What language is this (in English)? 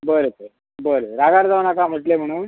Konkani